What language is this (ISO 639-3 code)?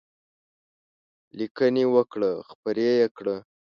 pus